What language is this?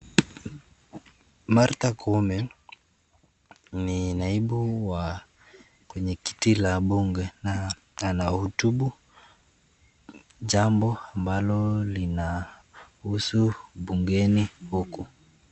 Swahili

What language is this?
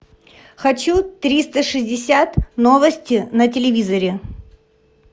Russian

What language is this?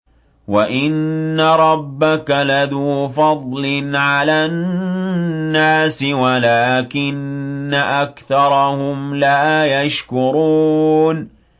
Arabic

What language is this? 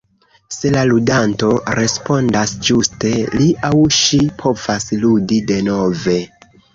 Esperanto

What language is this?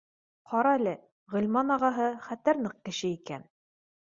Bashkir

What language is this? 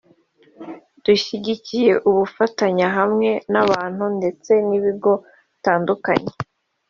Kinyarwanda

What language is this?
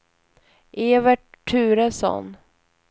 Swedish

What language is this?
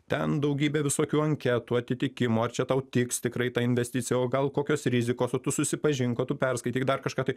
Lithuanian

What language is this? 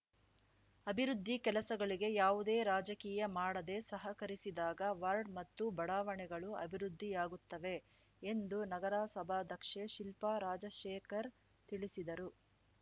Kannada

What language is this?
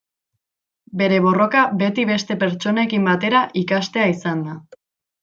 Basque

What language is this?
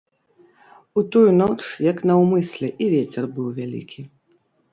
Belarusian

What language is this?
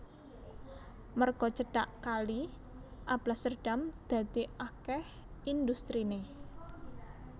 Javanese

